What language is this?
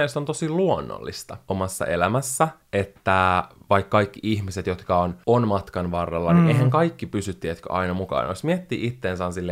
Finnish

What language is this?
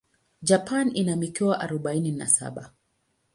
Swahili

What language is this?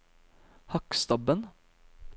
Norwegian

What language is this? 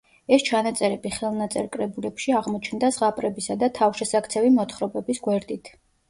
Georgian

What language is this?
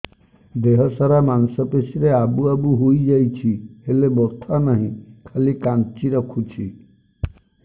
Odia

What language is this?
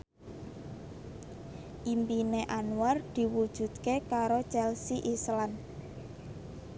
Javanese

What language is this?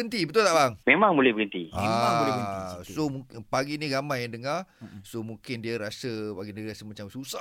Malay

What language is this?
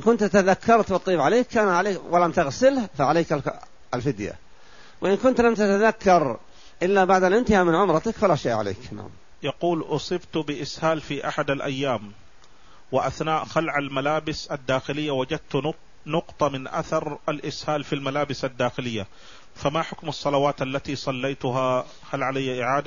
Arabic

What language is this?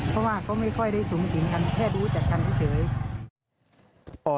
Thai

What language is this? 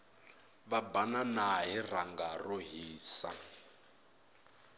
Tsonga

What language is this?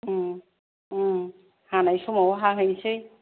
Bodo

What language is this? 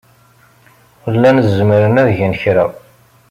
Kabyle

